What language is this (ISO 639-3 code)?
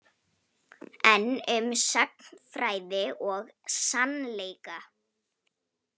isl